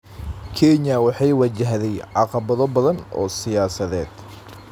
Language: Somali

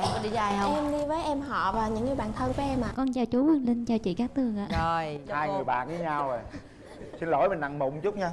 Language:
Vietnamese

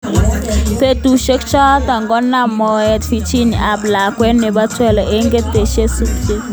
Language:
Kalenjin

